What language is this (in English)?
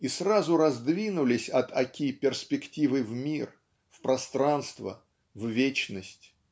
Russian